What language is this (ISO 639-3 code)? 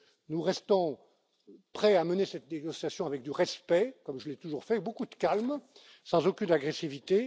fra